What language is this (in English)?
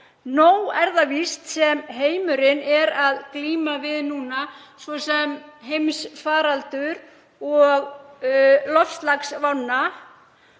Icelandic